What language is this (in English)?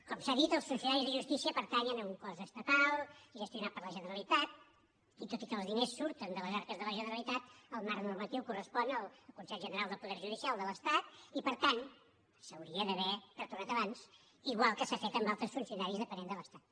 Catalan